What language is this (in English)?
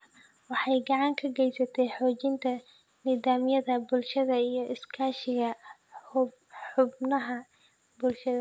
Somali